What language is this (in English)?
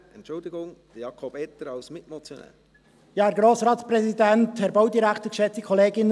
Swiss German